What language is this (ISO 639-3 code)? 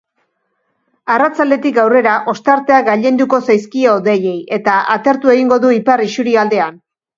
eus